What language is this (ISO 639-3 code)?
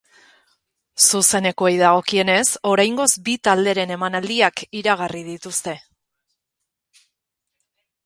eus